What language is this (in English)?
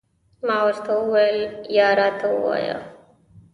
Pashto